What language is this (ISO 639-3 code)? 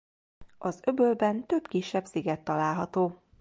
hun